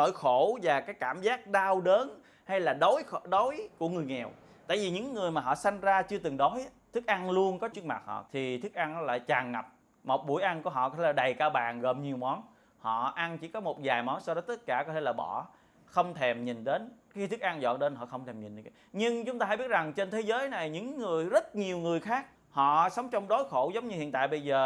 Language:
Vietnamese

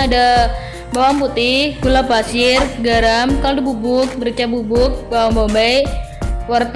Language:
Indonesian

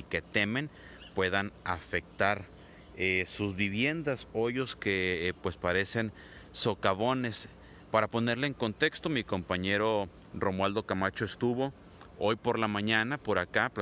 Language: Spanish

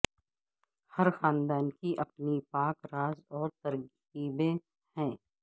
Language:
Urdu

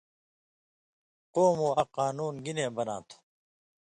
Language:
Indus Kohistani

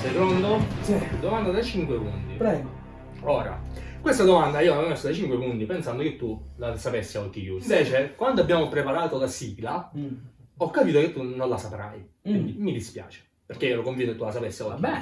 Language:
Italian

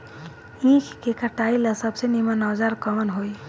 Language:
Bhojpuri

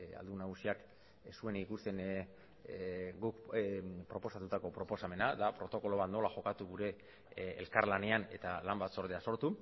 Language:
Basque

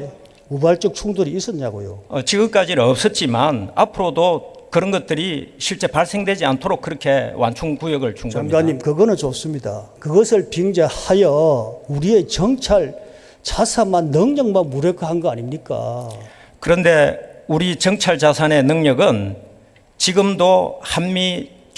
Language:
Korean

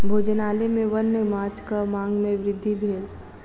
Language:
Maithili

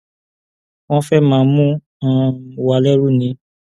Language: Yoruba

